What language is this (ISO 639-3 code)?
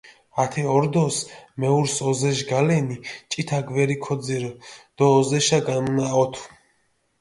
xmf